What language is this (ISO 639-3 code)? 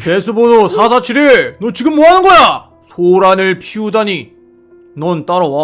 kor